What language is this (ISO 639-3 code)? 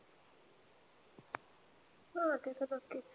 mar